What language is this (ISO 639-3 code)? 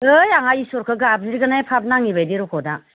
brx